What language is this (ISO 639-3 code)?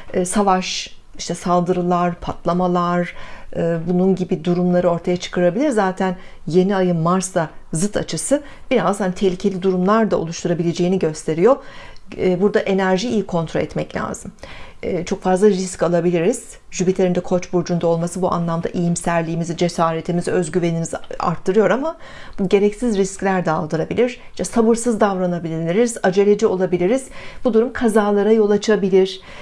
tur